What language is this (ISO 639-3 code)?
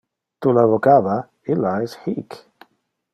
ina